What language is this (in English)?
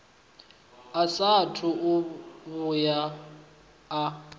Venda